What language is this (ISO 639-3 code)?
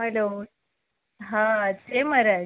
guj